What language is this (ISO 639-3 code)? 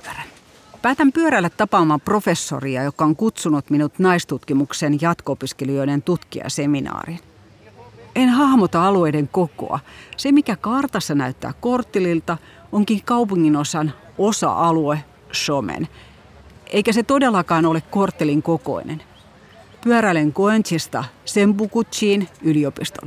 fin